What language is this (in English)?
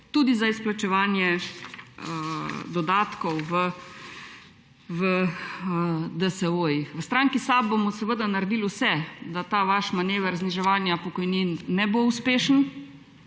Slovenian